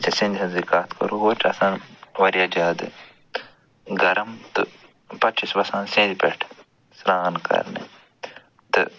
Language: Kashmiri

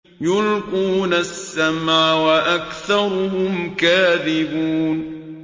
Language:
Arabic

